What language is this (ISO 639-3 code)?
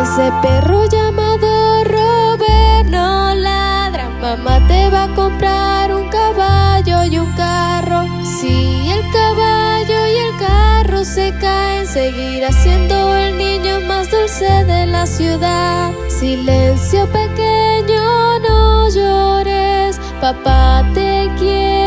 spa